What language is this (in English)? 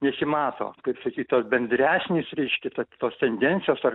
Lithuanian